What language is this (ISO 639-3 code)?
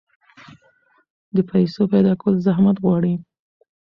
pus